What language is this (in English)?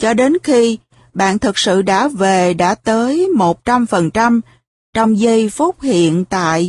Vietnamese